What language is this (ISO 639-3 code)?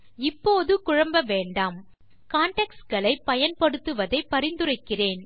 tam